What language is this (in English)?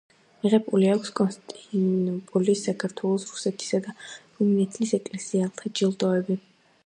Georgian